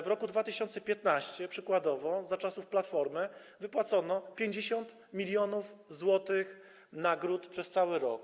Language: Polish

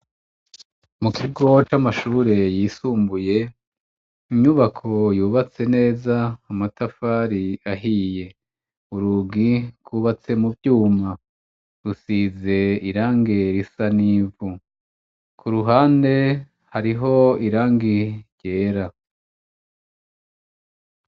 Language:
Rundi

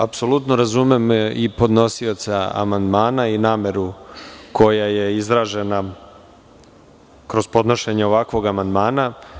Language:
Serbian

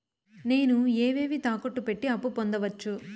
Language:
Telugu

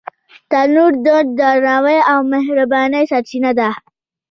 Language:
Pashto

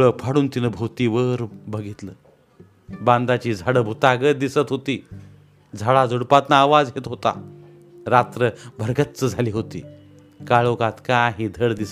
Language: Marathi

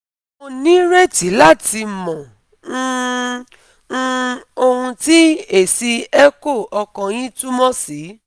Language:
Yoruba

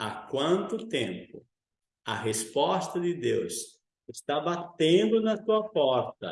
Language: Portuguese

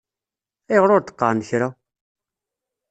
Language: Kabyle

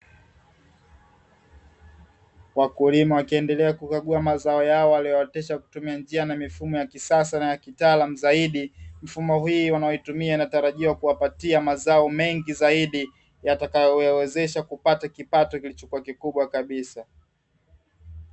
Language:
Swahili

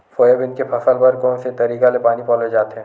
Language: Chhattisgarhi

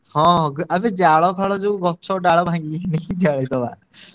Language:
Odia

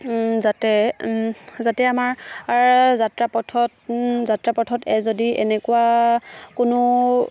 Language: Assamese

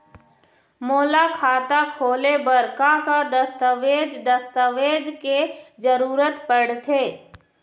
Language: Chhattisgarhi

